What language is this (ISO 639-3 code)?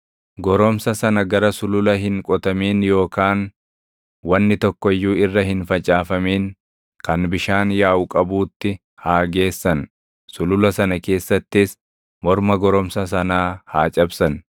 orm